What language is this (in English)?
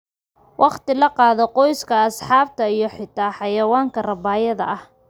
Somali